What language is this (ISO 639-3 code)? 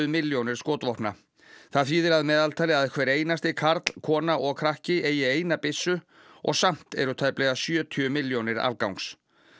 isl